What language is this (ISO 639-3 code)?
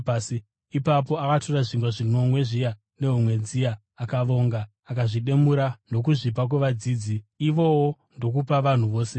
sna